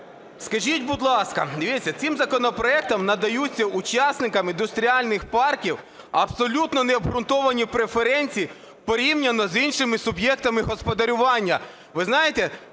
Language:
Ukrainian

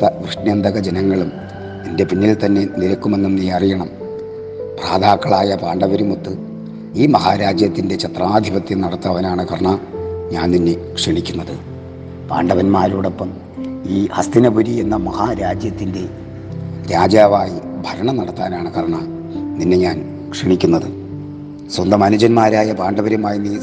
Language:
Malayalam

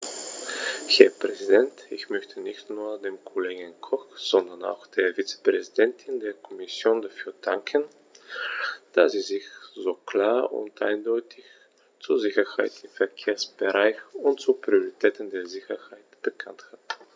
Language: German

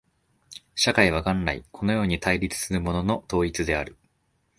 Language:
Japanese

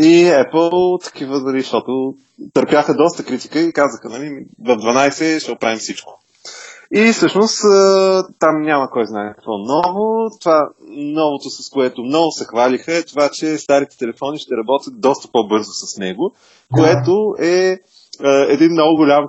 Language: Bulgarian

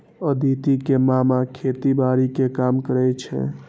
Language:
Maithili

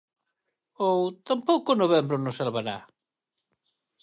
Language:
Galician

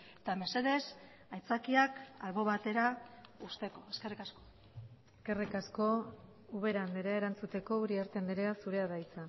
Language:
Basque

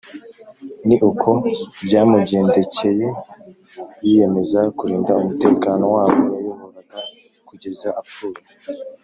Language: Kinyarwanda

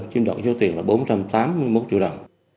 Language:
Vietnamese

